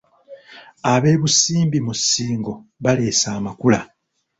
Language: Ganda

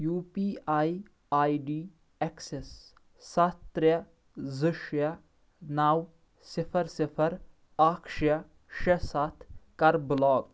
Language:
Kashmiri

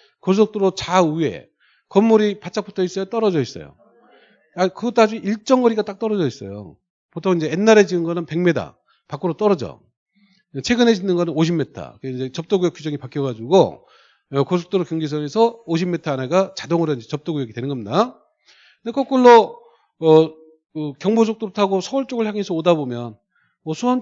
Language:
Korean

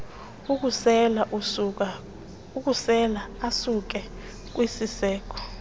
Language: Xhosa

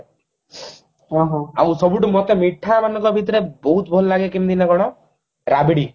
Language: Odia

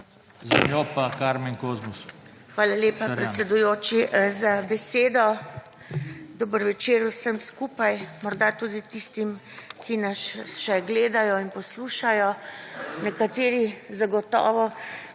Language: Slovenian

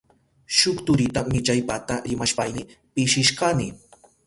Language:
Southern Pastaza Quechua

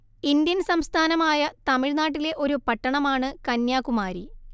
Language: Malayalam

